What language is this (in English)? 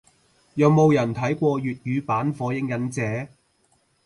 Cantonese